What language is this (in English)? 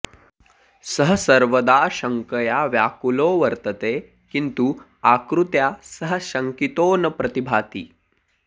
Sanskrit